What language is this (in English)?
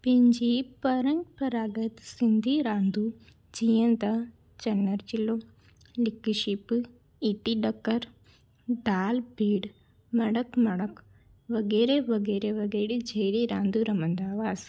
Sindhi